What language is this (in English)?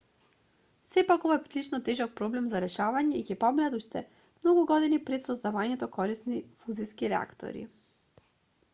Macedonian